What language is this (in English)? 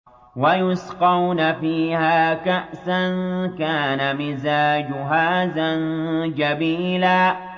Arabic